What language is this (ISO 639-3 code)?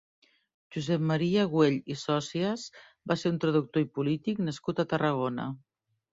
cat